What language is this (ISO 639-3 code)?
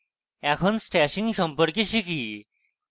ben